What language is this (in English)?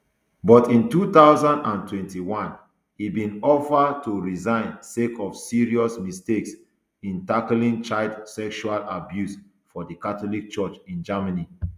Nigerian Pidgin